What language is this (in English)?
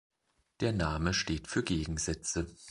German